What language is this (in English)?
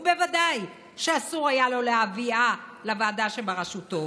Hebrew